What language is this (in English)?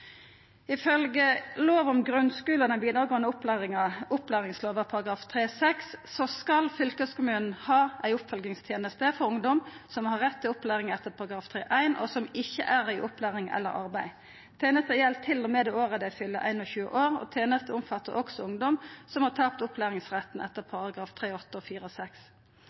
Norwegian Nynorsk